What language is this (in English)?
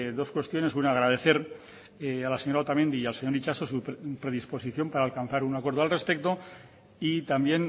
Spanish